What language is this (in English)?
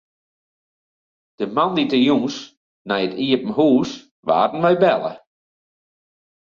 Western Frisian